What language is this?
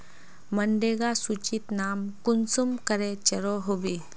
Magahi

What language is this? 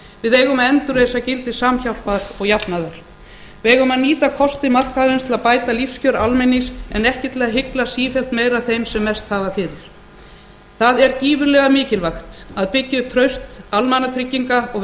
Icelandic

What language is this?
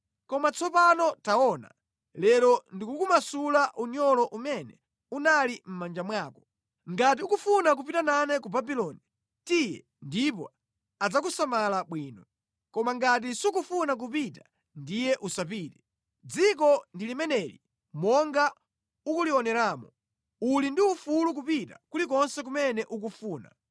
Nyanja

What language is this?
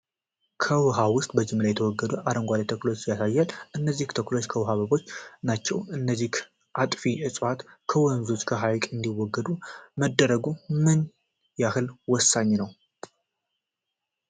Amharic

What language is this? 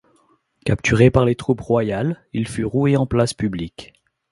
French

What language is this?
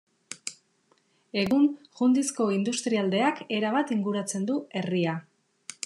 Basque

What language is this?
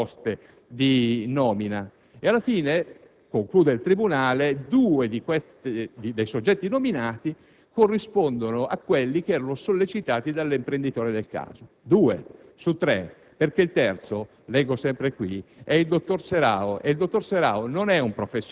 Italian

